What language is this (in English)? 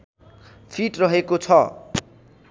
Nepali